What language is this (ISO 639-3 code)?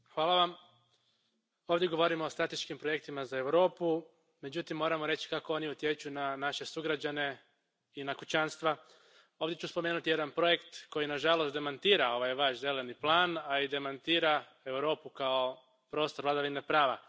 hrv